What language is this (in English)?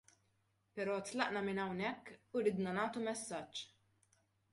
Maltese